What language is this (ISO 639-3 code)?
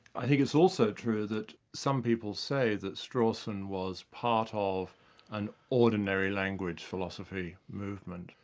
eng